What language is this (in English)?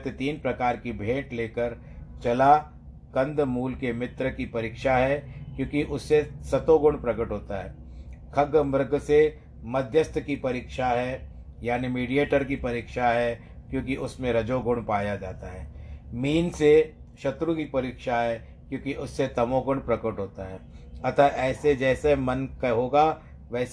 Hindi